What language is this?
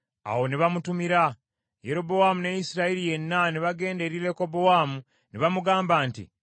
Ganda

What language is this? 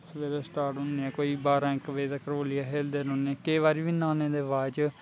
Dogri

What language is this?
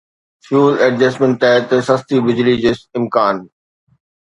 Sindhi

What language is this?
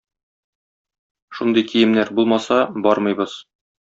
Tatar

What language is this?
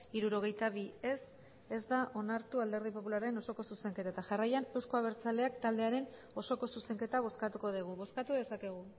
Basque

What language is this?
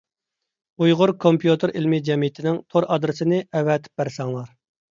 Uyghur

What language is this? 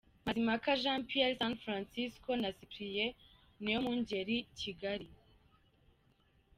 Kinyarwanda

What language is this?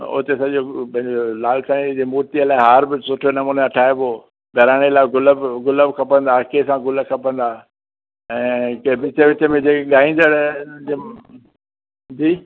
Sindhi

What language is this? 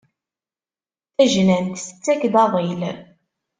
Kabyle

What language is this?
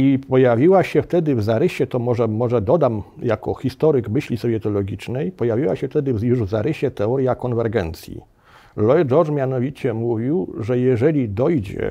Polish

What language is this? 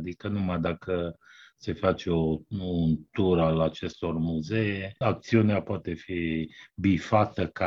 Romanian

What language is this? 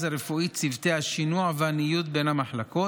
Hebrew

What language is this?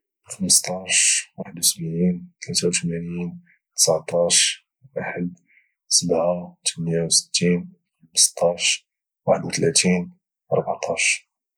Moroccan Arabic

